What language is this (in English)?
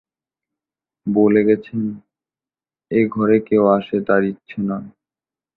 Bangla